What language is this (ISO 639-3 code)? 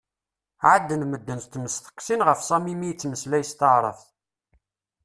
kab